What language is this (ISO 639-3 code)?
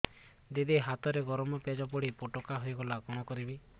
ori